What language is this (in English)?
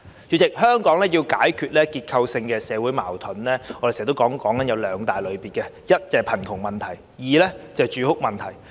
Cantonese